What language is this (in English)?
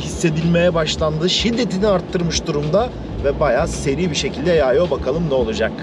Turkish